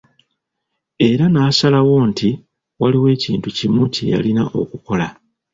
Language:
Ganda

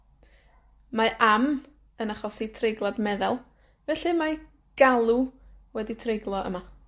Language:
Welsh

